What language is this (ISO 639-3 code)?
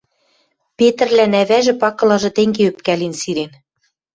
mrj